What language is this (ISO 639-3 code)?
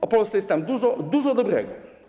pol